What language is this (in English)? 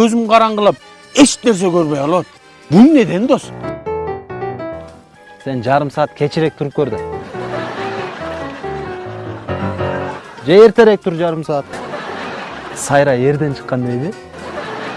Korean